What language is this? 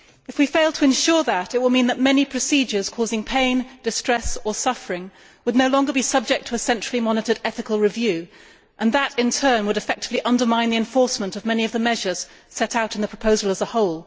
English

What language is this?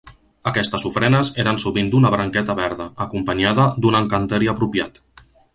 Catalan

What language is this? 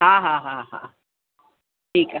Sindhi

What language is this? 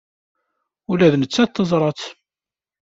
Kabyle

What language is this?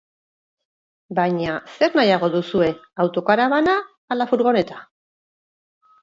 Basque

